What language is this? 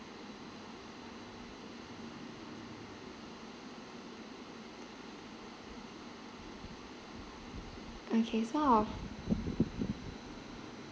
English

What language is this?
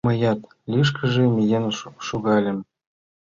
Mari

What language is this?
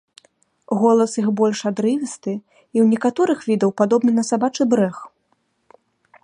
Belarusian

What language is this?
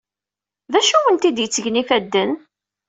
Kabyle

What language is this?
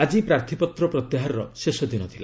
Odia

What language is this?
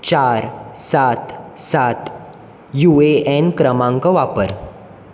Konkani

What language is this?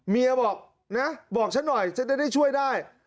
Thai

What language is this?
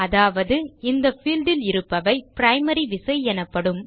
Tamil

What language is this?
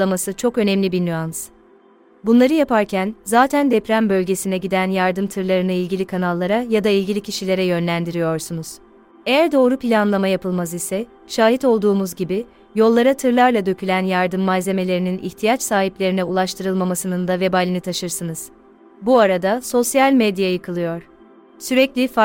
Turkish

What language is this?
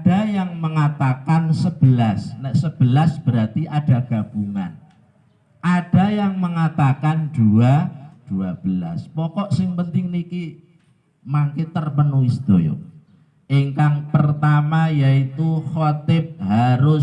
Indonesian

